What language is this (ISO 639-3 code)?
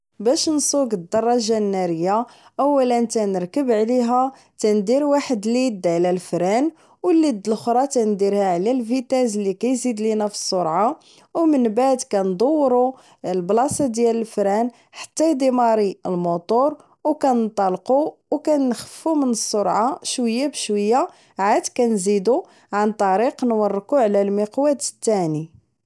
ary